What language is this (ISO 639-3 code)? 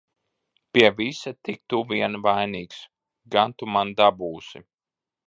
lav